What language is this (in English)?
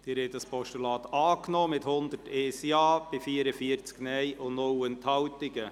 Swiss German